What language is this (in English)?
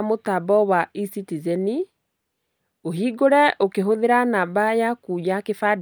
Kikuyu